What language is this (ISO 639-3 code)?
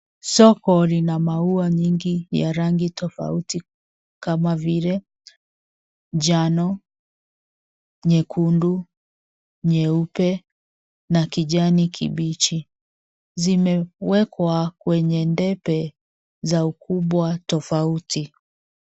swa